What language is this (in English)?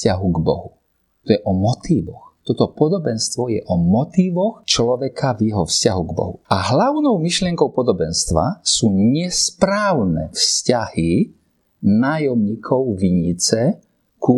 Slovak